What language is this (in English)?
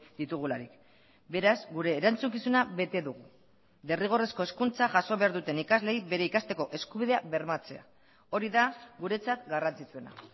Basque